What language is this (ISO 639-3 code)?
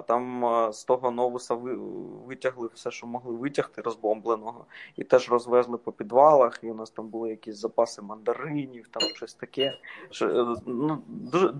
ukr